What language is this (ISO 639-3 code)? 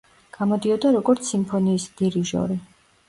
kat